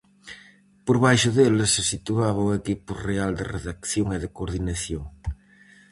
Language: Galician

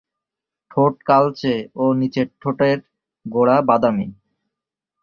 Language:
Bangla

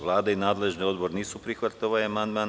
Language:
Serbian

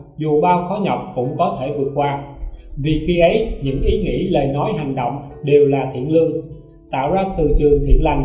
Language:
Vietnamese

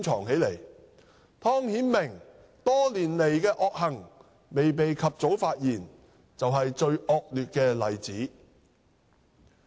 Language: Cantonese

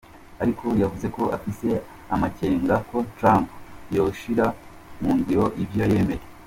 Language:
Kinyarwanda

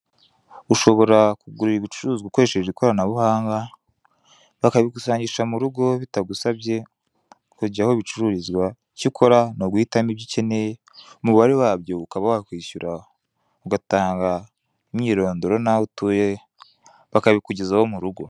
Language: Kinyarwanda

